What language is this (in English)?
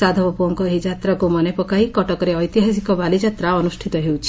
Odia